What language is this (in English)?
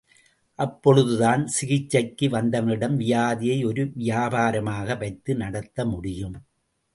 Tamil